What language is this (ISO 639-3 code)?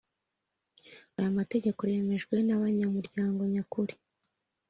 kin